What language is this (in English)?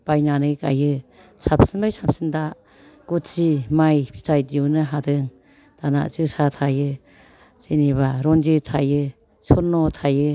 Bodo